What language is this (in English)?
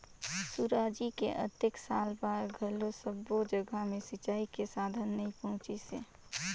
Chhattisgarhi